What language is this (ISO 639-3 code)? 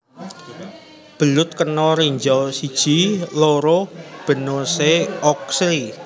jav